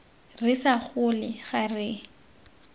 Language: Tswana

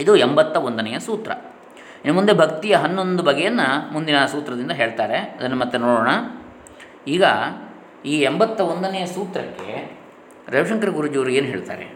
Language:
Kannada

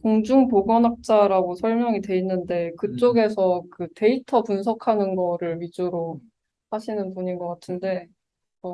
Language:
Korean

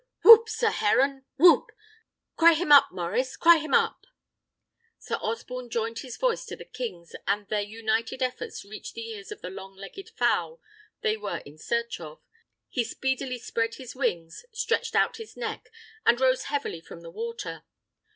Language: English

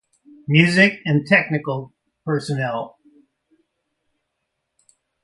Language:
English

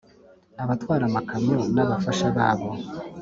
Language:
Kinyarwanda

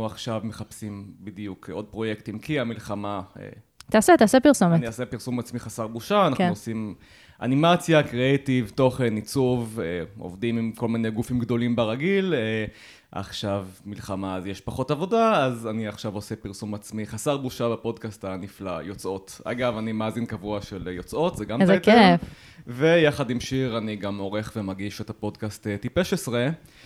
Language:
Hebrew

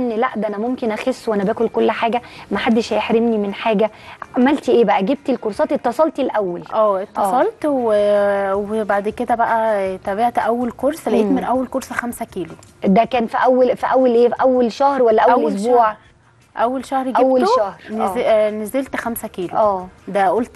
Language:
Arabic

